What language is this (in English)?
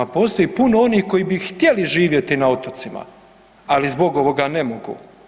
Croatian